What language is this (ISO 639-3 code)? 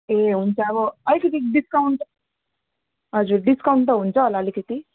nep